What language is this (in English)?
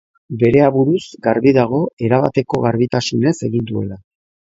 Basque